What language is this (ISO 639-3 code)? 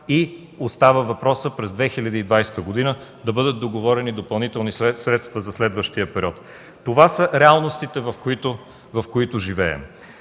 bul